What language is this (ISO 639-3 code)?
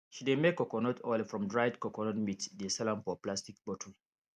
pcm